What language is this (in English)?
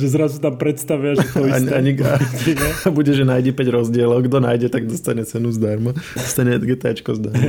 Slovak